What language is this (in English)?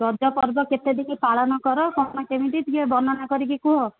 Odia